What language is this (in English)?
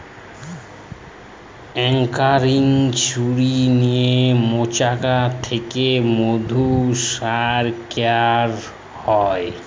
Bangla